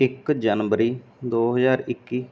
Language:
Punjabi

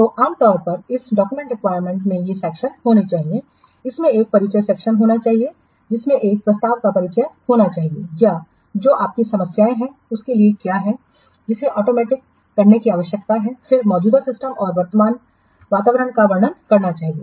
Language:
Hindi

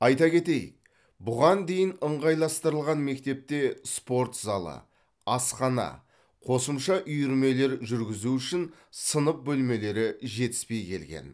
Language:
Kazakh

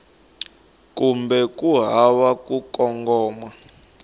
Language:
Tsonga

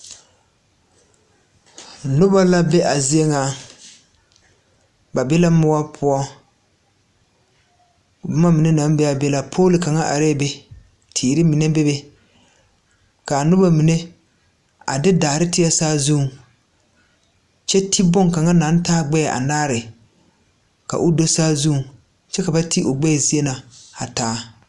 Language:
Southern Dagaare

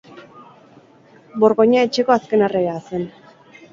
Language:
Basque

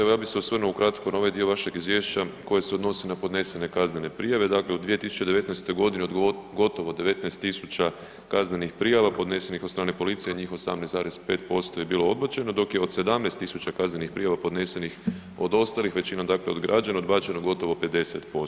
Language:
Croatian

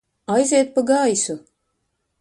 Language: Latvian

